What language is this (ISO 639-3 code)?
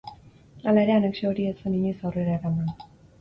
eus